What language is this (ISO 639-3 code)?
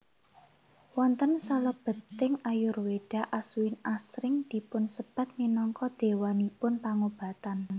jav